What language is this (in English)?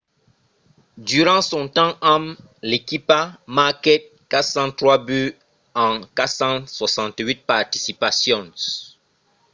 Occitan